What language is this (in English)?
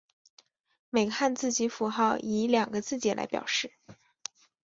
Chinese